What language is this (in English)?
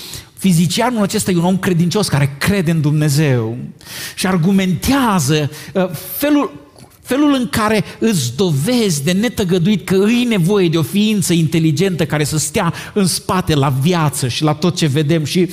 Romanian